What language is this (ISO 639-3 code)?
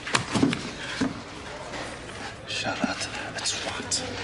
cym